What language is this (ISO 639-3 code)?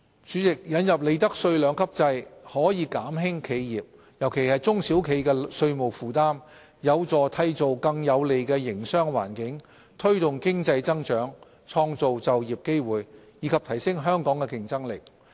yue